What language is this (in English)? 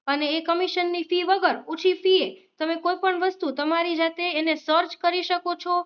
Gujarati